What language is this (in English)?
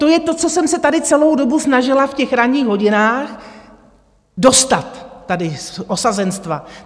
Czech